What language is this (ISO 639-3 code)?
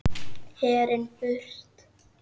isl